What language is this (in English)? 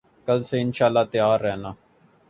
Urdu